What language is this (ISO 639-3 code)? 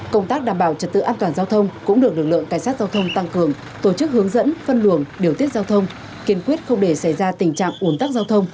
vie